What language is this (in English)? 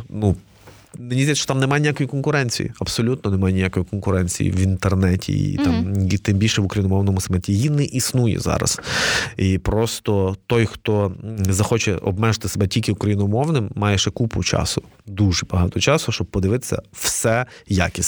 Ukrainian